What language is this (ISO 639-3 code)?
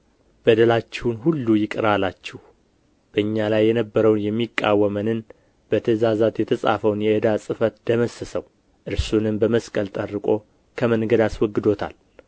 amh